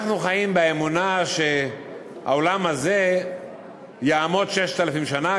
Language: Hebrew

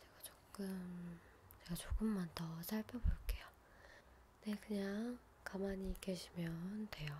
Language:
Korean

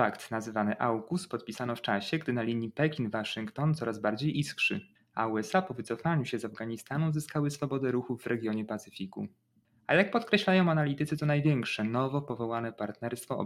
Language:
Polish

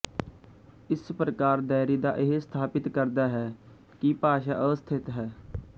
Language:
Punjabi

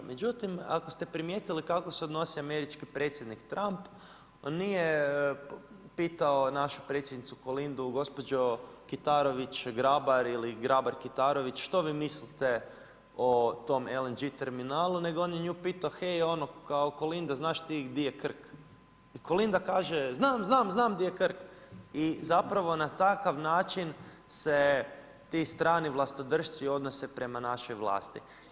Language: Croatian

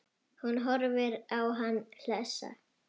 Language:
Icelandic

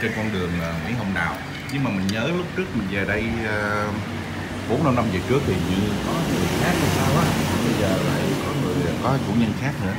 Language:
Vietnamese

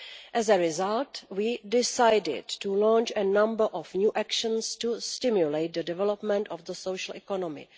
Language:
English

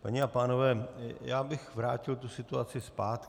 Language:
Czech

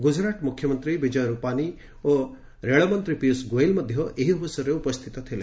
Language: Odia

